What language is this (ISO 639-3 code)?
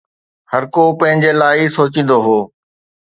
snd